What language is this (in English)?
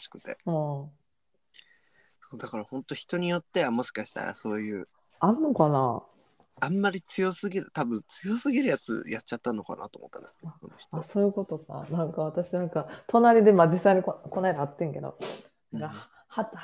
Japanese